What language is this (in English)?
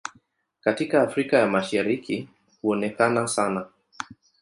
Swahili